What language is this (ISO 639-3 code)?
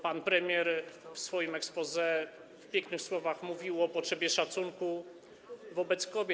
pol